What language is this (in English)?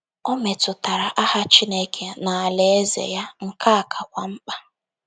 Igbo